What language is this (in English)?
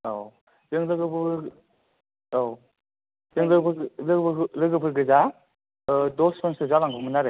Bodo